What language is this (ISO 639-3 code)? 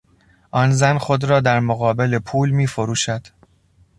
fas